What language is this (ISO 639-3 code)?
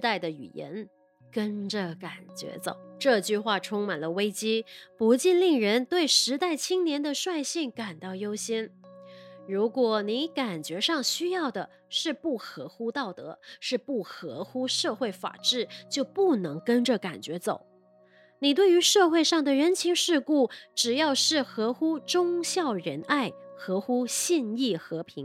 zho